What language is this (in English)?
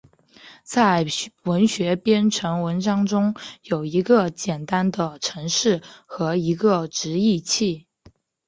Chinese